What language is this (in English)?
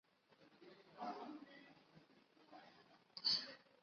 Chinese